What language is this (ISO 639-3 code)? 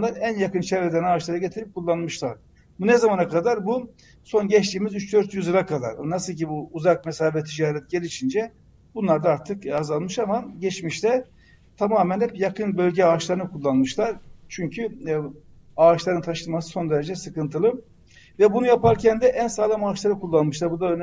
tur